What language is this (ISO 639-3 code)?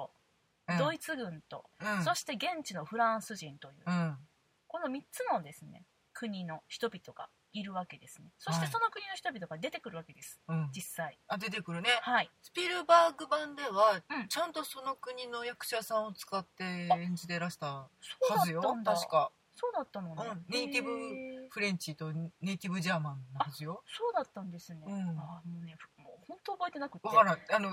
jpn